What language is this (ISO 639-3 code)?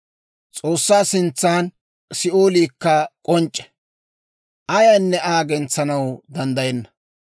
dwr